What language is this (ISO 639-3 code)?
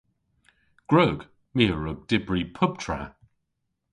cor